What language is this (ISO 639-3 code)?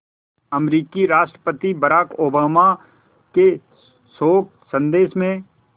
hin